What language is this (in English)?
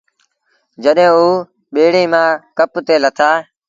Sindhi Bhil